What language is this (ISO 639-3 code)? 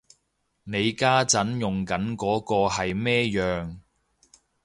yue